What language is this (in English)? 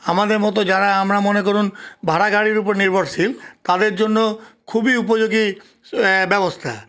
Bangla